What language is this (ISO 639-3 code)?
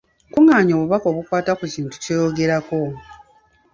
lug